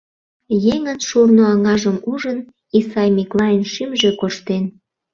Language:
Mari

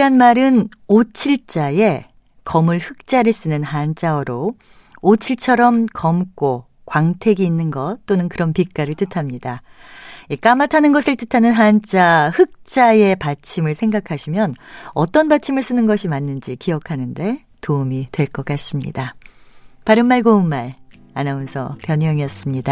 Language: Korean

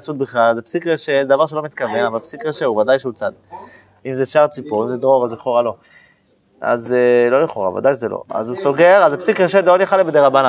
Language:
Hebrew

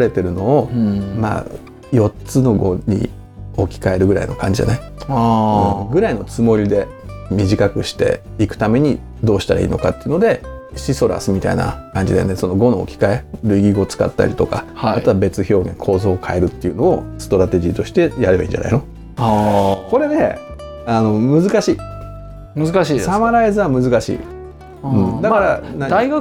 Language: Japanese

